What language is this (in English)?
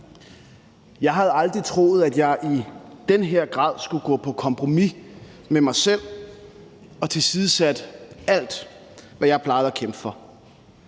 Danish